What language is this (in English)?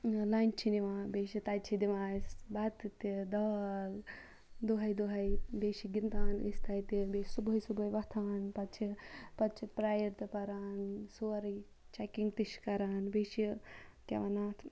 Kashmiri